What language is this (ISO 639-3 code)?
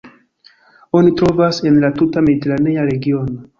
epo